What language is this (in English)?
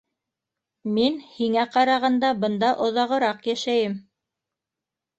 Bashkir